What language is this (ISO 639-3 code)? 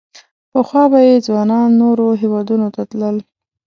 pus